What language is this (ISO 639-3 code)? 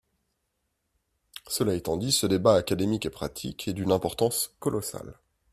fra